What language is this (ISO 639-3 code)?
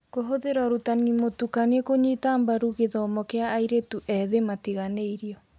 kik